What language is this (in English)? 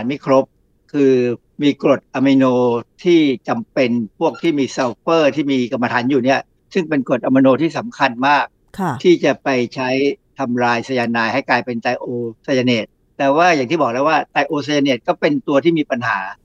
Thai